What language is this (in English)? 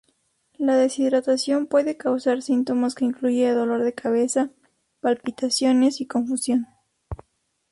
Spanish